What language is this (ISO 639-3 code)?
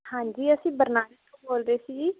pan